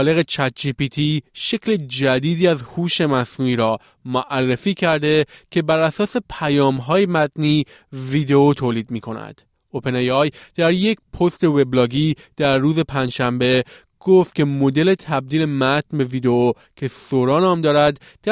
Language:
Persian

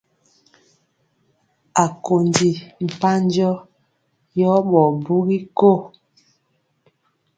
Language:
Mpiemo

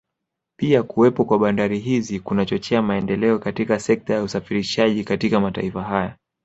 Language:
Swahili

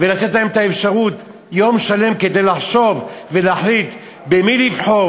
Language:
Hebrew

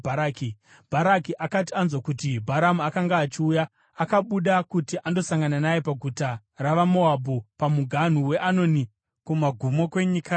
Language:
Shona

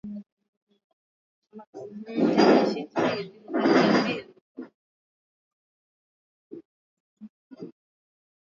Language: Swahili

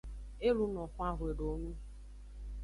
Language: Aja (Benin)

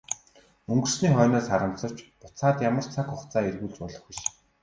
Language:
Mongolian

